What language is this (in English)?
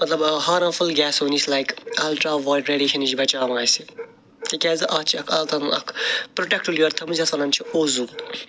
Kashmiri